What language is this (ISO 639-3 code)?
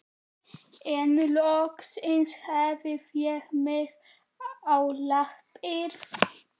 isl